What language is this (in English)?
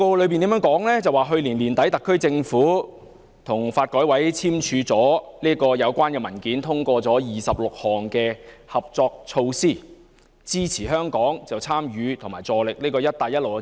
Cantonese